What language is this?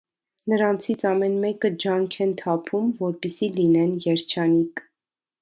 Armenian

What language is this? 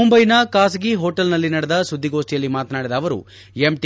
Kannada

